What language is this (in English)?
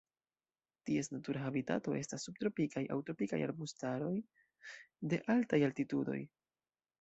Esperanto